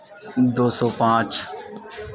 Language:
Urdu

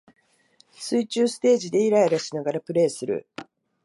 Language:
Japanese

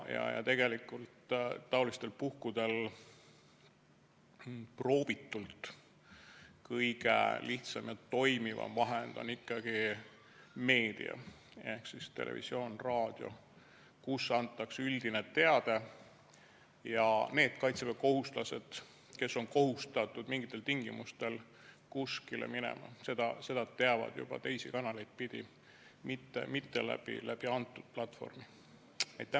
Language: Estonian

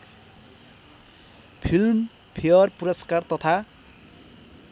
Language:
Nepali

